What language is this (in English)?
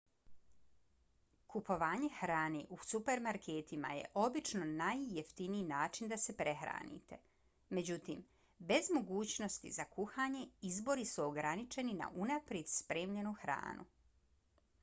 Bosnian